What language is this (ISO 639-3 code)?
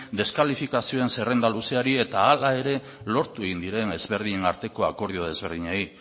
eus